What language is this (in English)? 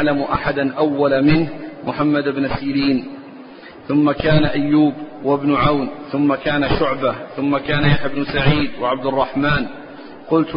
Arabic